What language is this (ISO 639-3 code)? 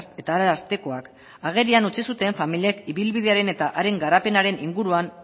eus